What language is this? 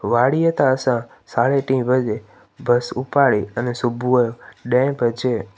Sindhi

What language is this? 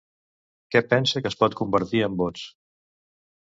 Catalan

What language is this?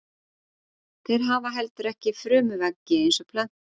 Icelandic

